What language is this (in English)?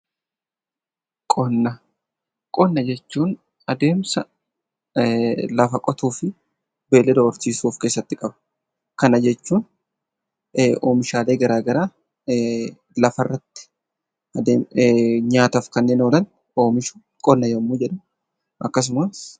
Oromo